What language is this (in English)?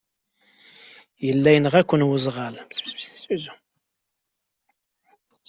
Kabyle